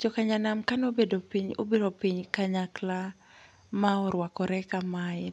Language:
Luo (Kenya and Tanzania)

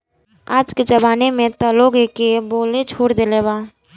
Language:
Bhojpuri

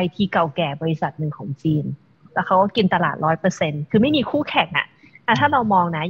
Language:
Thai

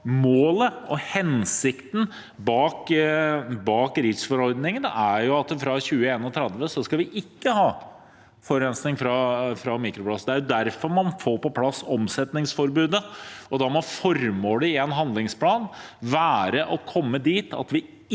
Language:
Norwegian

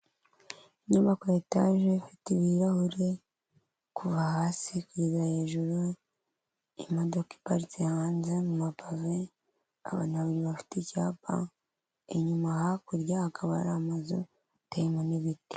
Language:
Kinyarwanda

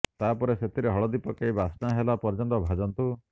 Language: Odia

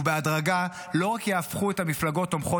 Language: Hebrew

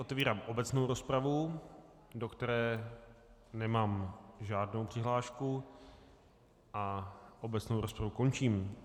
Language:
Czech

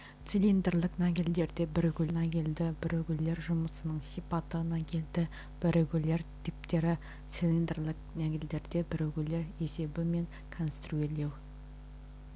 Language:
Kazakh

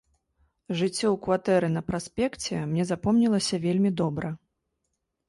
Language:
Belarusian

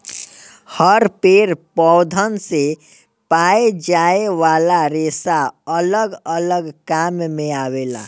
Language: Bhojpuri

